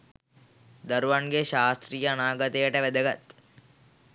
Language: Sinhala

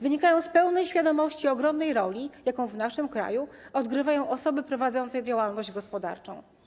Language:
Polish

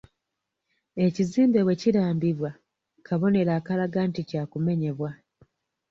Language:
Ganda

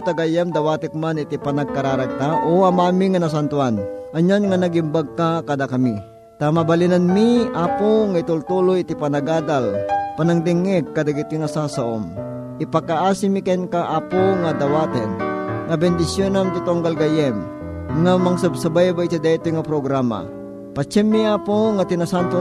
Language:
Filipino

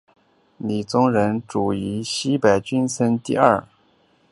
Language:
Chinese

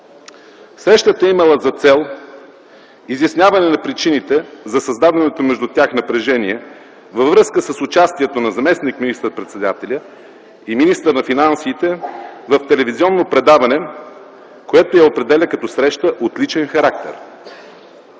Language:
Bulgarian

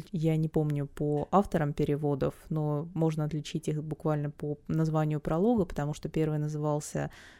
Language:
Russian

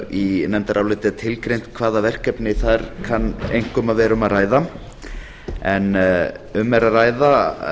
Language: Icelandic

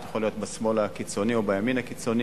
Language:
Hebrew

